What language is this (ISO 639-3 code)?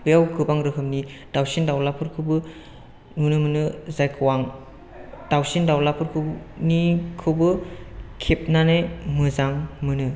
brx